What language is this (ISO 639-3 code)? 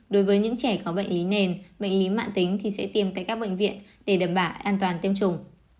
vie